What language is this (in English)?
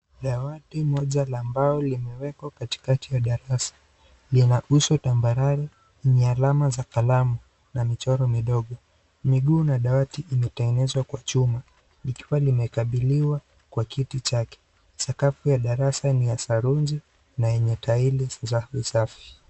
Swahili